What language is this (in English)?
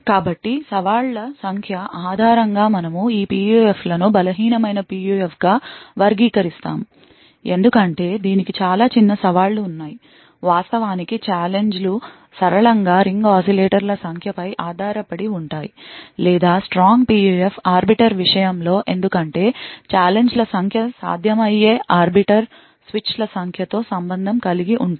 Telugu